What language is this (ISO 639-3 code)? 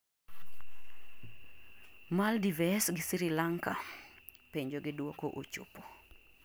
luo